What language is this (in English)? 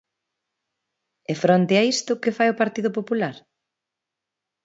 Galician